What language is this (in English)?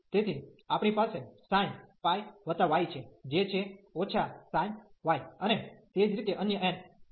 Gujarati